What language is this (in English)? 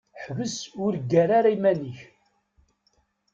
Kabyle